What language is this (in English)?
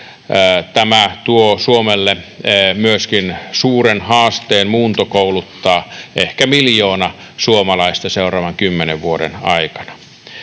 Finnish